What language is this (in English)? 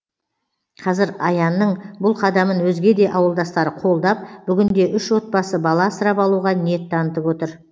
Kazakh